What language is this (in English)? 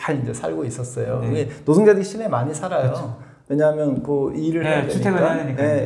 Korean